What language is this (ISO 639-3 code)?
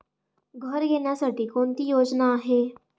mar